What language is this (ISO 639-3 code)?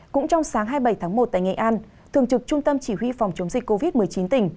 vie